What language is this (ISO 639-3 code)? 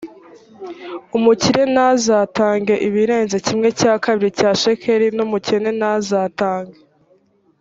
kin